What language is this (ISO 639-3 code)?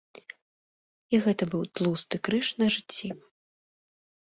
bel